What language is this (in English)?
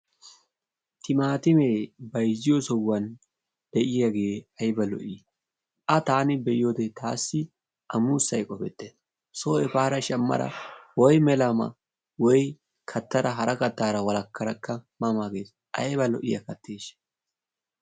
Wolaytta